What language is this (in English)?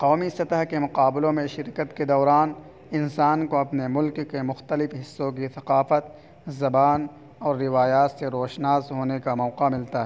Urdu